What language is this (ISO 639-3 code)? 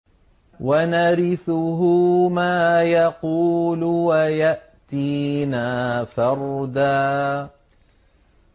ara